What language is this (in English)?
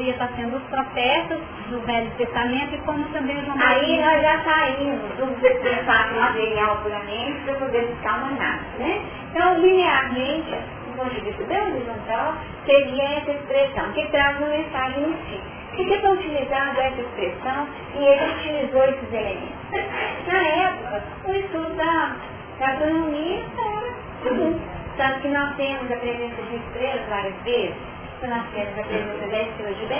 Portuguese